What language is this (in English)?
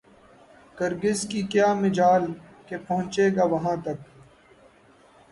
Urdu